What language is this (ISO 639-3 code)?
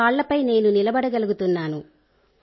tel